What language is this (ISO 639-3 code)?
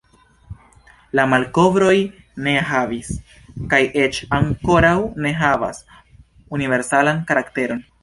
epo